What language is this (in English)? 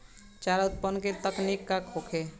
Bhojpuri